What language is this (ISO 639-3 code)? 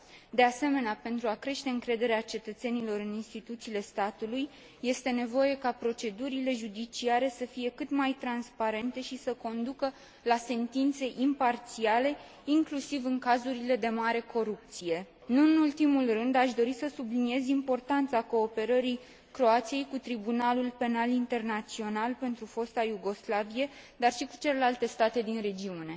ron